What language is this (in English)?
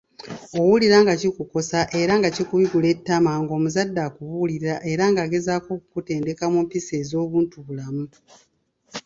Ganda